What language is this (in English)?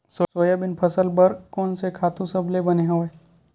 Chhattisgarhi